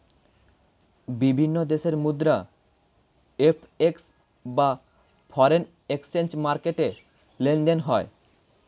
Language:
Bangla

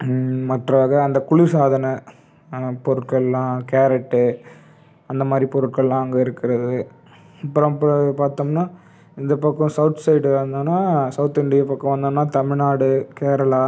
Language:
Tamil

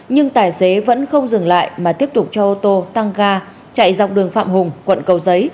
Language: Vietnamese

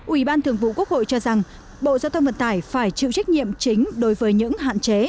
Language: Vietnamese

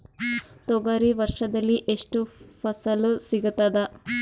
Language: Kannada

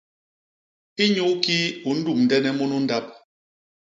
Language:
Basaa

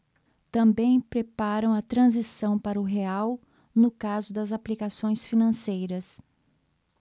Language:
Portuguese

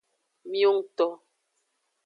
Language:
Aja (Benin)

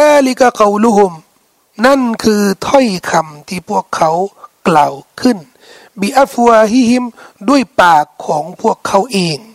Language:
Thai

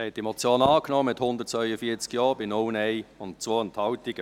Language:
Swiss German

